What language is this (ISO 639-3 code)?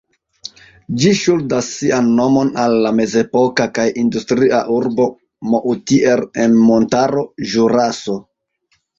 epo